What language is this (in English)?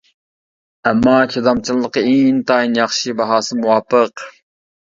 Uyghur